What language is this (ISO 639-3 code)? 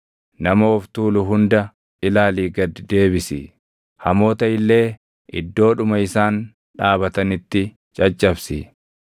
orm